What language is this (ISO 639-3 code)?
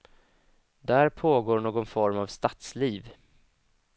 swe